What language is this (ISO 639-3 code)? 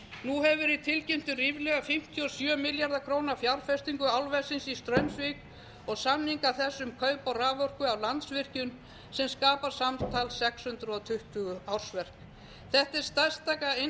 isl